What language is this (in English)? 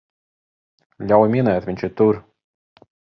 Latvian